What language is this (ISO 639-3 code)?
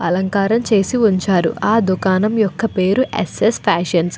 tel